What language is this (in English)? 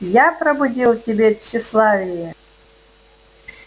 Russian